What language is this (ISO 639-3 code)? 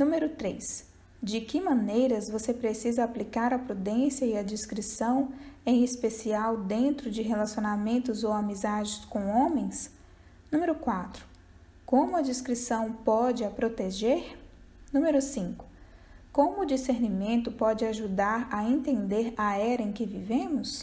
por